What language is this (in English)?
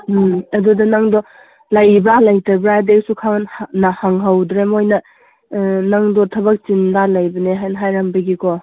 Manipuri